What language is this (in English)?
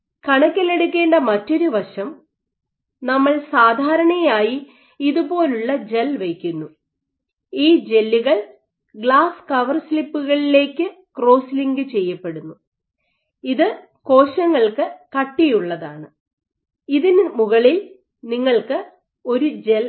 Malayalam